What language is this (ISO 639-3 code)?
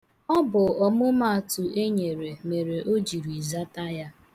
ibo